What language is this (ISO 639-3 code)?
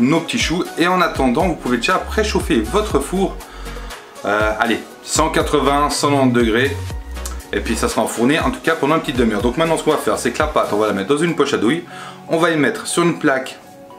fra